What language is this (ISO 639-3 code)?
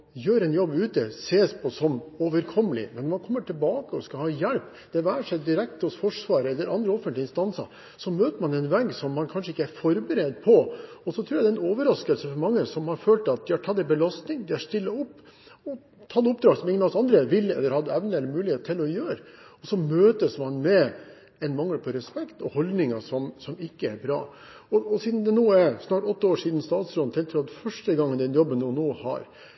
nob